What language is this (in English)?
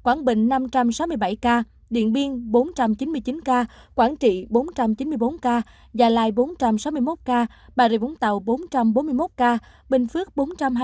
Vietnamese